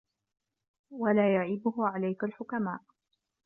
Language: Arabic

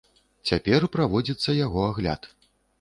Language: Belarusian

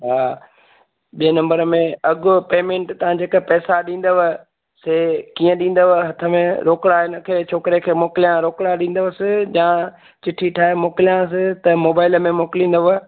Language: Sindhi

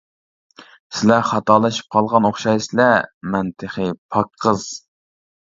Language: Uyghur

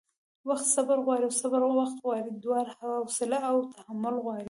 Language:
Pashto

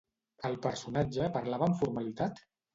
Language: Catalan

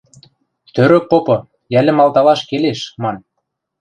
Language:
Western Mari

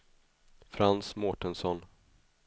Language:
Swedish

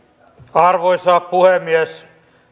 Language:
Finnish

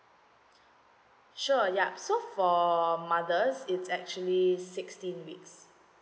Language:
English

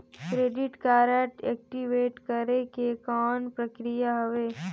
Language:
Chhattisgarhi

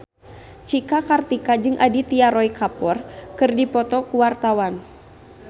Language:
Sundanese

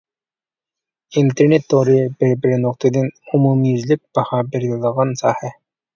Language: Uyghur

